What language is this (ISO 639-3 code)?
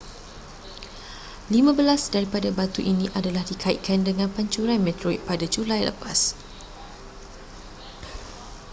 msa